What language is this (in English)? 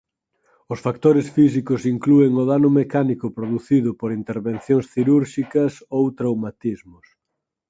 Galician